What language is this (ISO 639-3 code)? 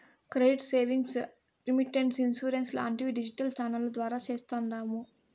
tel